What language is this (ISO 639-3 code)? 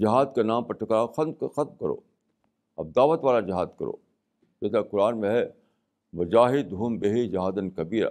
urd